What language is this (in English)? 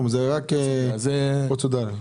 Hebrew